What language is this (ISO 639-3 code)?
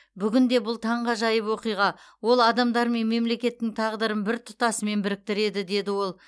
kaz